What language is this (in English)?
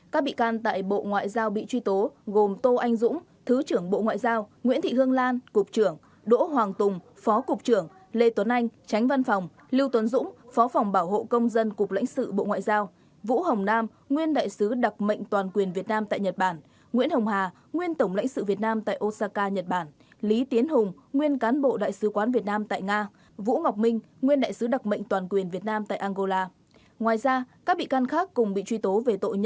Vietnamese